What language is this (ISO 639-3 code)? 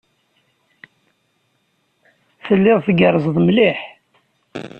kab